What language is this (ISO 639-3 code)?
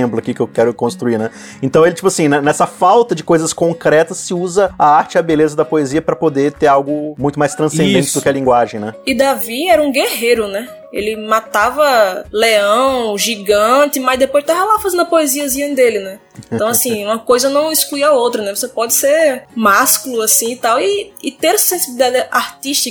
por